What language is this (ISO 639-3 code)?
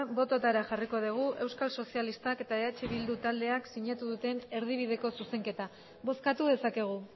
eus